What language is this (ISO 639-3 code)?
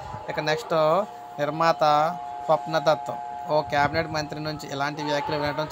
tel